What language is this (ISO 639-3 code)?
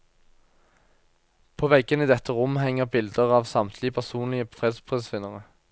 nor